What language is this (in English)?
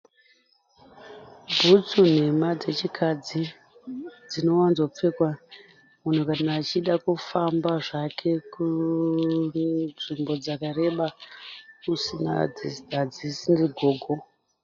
Shona